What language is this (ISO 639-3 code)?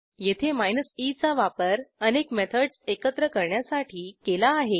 mar